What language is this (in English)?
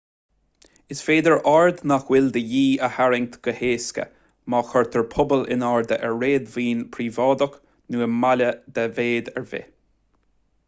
Irish